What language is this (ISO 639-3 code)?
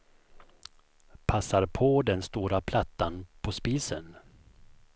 swe